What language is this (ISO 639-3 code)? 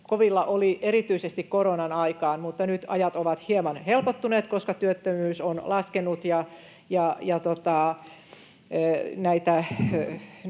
fin